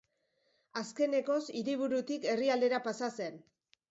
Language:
Basque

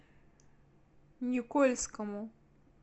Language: Russian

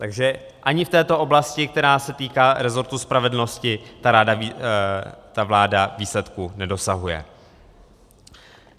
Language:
Czech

